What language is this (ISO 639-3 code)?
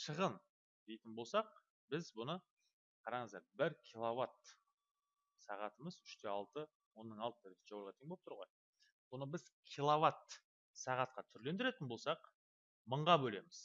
tur